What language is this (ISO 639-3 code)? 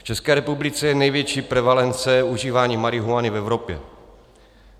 ces